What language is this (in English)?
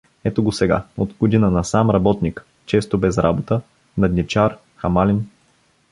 Bulgarian